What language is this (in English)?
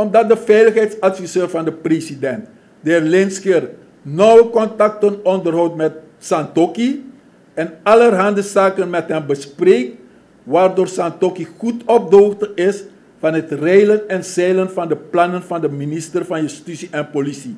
Dutch